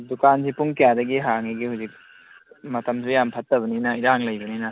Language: Manipuri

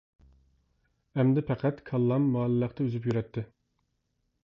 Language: Uyghur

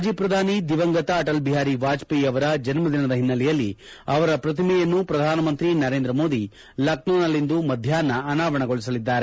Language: Kannada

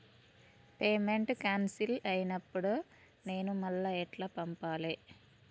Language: Telugu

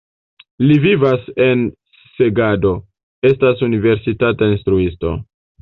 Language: Esperanto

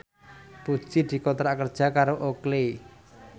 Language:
Javanese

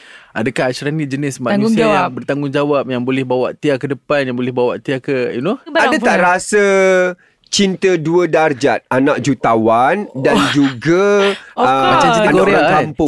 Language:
Malay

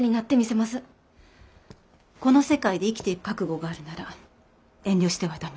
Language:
Japanese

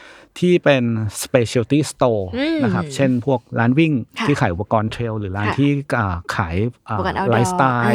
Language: Thai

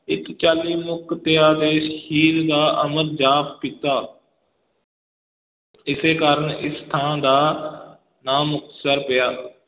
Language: Punjabi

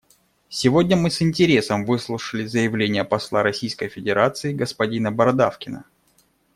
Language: Russian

